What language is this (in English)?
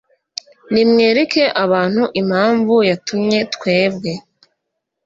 Kinyarwanda